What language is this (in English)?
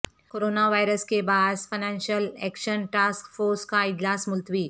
Urdu